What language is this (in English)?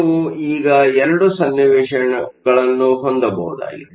Kannada